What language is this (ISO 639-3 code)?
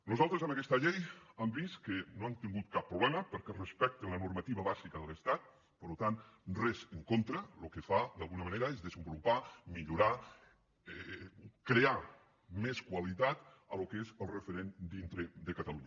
cat